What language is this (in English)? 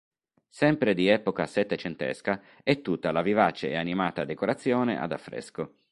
Italian